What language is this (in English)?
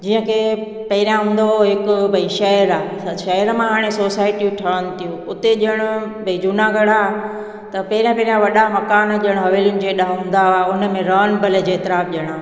Sindhi